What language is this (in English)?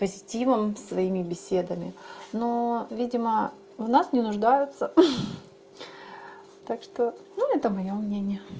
Russian